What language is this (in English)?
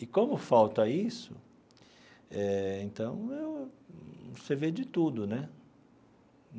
Portuguese